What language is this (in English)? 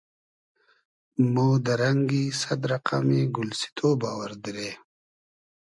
Hazaragi